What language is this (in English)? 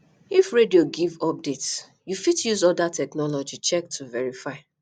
Nigerian Pidgin